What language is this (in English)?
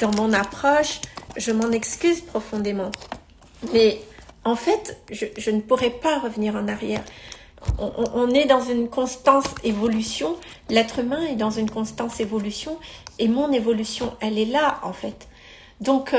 French